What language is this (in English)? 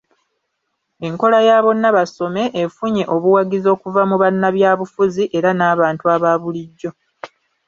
Ganda